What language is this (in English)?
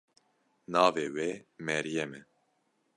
Kurdish